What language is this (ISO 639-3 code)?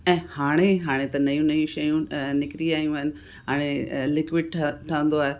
snd